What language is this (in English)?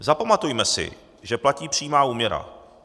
Czech